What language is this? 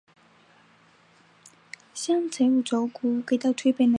Chinese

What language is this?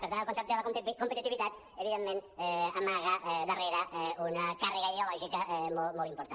Catalan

